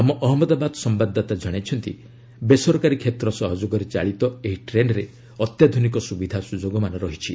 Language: Odia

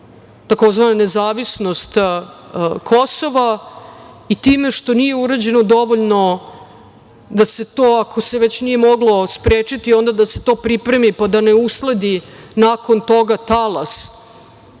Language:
Serbian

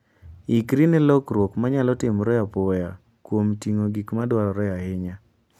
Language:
Luo (Kenya and Tanzania)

